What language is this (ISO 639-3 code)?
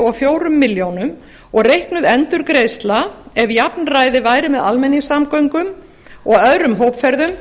isl